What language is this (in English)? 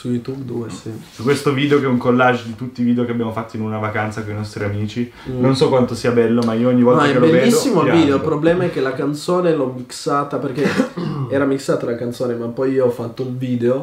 Italian